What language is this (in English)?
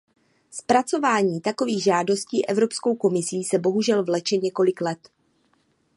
Czech